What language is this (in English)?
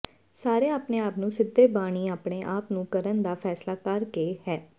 Punjabi